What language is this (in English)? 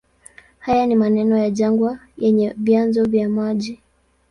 Swahili